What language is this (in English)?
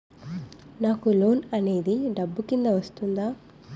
Telugu